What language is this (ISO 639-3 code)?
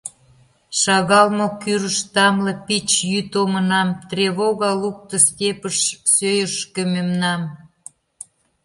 chm